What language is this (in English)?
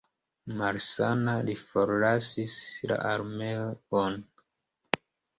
Esperanto